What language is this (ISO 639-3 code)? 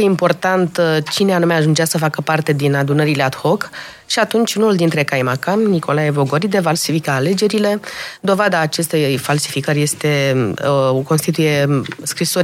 ron